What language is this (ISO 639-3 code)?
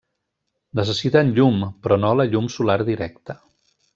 cat